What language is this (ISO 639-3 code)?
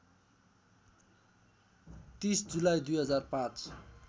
nep